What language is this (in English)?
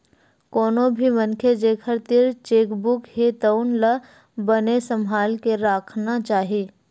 Chhattisgarhi